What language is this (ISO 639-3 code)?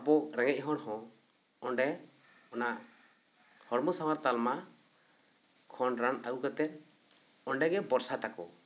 sat